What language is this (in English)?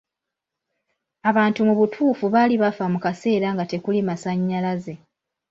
Ganda